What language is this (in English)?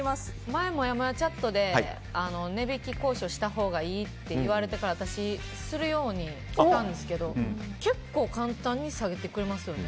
Japanese